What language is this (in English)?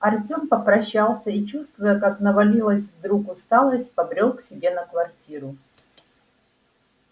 Russian